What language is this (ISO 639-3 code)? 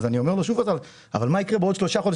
heb